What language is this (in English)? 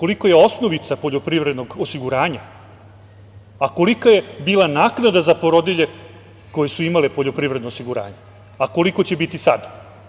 Serbian